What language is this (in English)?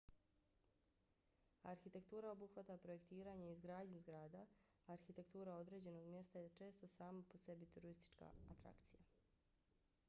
Bosnian